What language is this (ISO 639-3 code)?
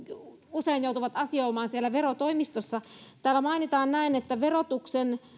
fin